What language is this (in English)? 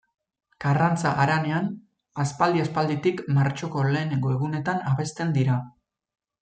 Basque